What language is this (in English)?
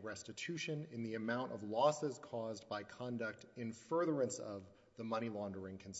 English